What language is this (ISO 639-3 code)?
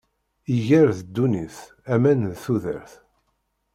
kab